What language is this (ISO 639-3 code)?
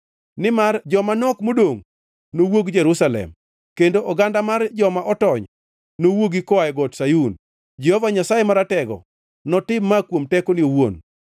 luo